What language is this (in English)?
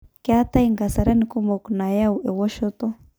Masai